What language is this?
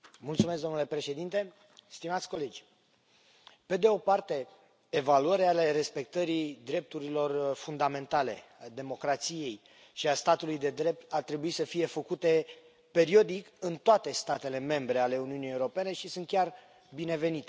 Romanian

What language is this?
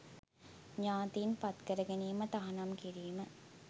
Sinhala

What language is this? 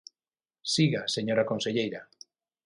Galician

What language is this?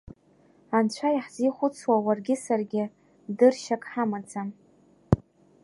Abkhazian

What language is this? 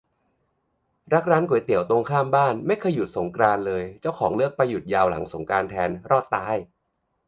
Thai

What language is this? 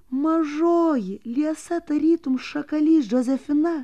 Lithuanian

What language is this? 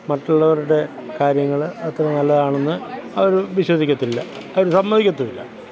Malayalam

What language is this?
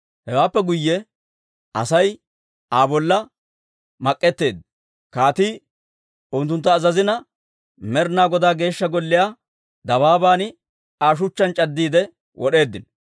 Dawro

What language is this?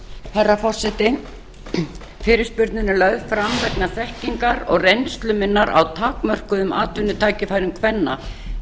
Icelandic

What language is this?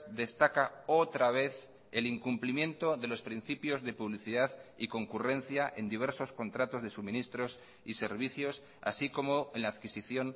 Spanish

